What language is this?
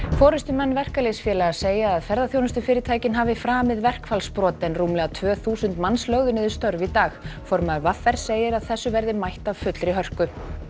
Icelandic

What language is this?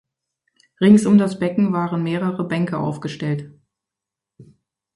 German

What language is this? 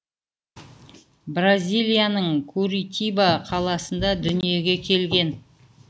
Kazakh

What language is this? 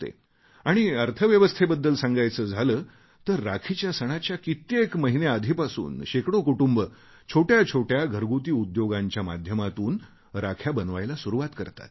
Marathi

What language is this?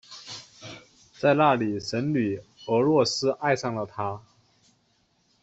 Chinese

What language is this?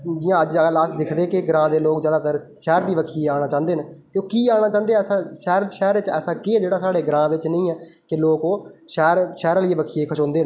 Dogri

